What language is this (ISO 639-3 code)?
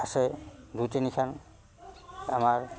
asm